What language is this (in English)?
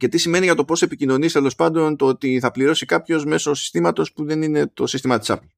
Greek